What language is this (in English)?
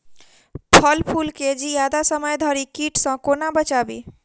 Maithili